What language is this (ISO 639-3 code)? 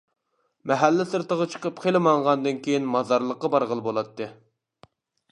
uig